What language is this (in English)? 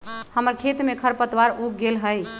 Magahi